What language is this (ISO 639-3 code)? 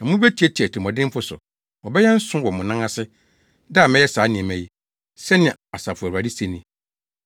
aka